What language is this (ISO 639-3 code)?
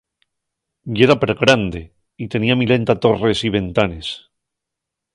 ast